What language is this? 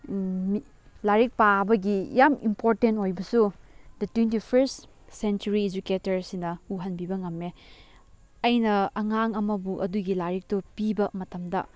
Manipuri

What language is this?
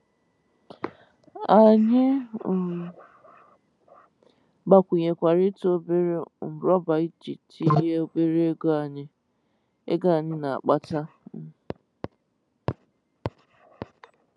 Igbo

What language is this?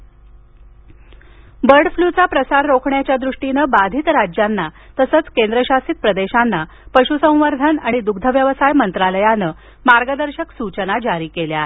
Marathi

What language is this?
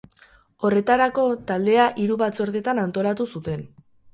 Basque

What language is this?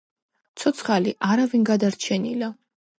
Georgian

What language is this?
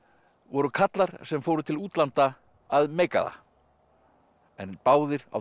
Icelandic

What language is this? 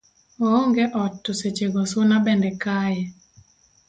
Luo (Kenya and Tanzania)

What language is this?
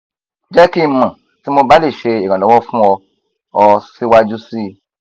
Yoruba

